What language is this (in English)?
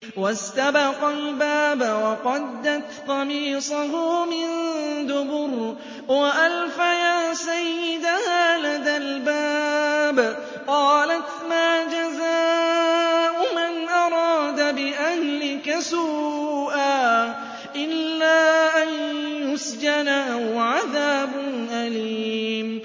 Arabic